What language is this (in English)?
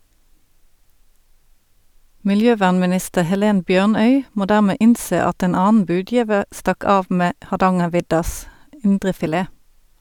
Norwegian